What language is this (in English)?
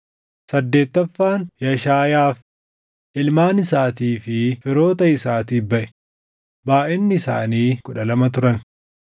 Oromo